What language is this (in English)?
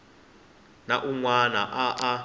Tsonga